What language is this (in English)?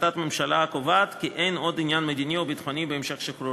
Hebrew